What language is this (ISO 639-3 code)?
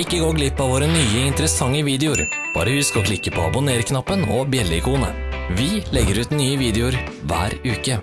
nld